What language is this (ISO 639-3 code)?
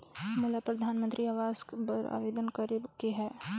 hne